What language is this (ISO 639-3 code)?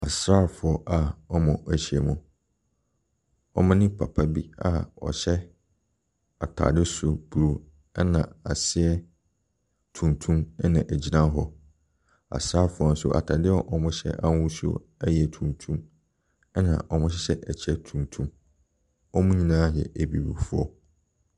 aka